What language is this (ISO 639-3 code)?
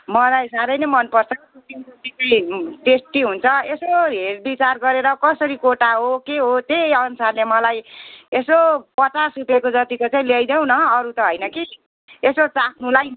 nep